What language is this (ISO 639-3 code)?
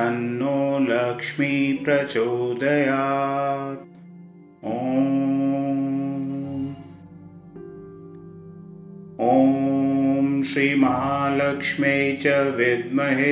hin